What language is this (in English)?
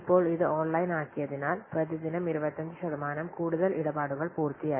Malayalam